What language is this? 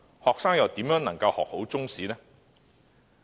Cantonese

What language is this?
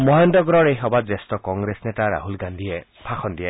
Assamese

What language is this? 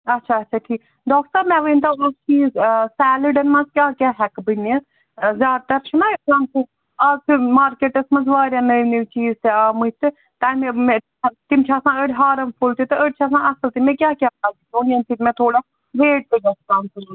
Kashmiri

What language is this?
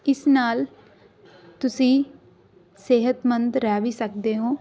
Punjabi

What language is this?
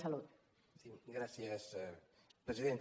Catalan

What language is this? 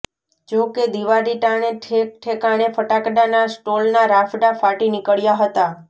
Gujarati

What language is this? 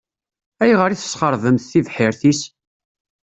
Kabyle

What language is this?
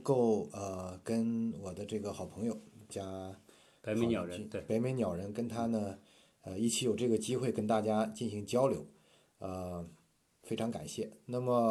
Chinese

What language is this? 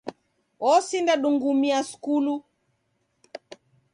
Taita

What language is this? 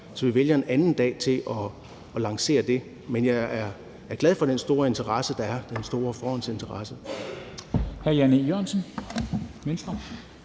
Danish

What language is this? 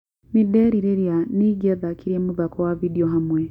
Kikuyu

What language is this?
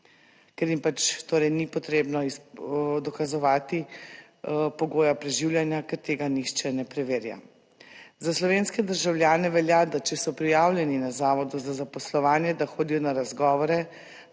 Slovenian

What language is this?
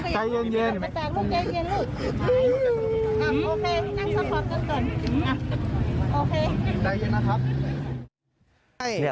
Thai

